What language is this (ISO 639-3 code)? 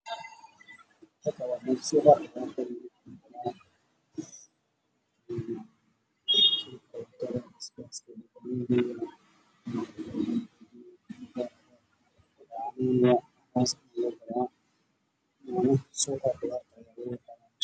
som